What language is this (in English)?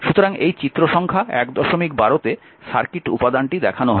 Bangla